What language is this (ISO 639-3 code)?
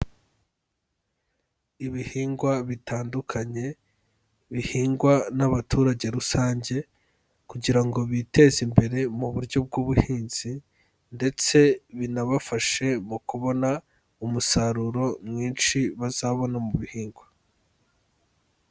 kin